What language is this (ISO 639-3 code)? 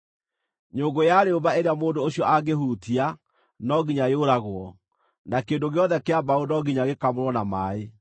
kik